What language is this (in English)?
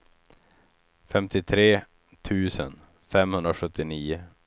Swedish